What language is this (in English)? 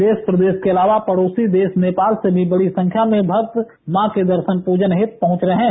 Hindi